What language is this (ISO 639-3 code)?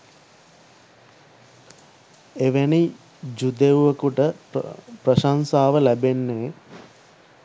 sin